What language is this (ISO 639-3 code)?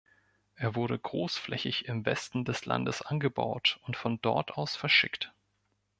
deu